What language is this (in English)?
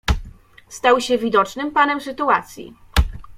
Polish